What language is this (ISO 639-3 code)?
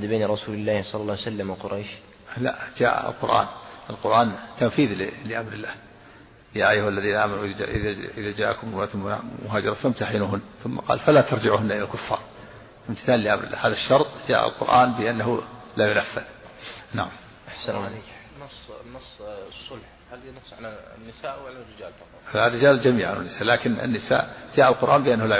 ara